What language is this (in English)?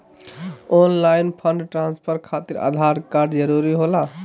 Magahi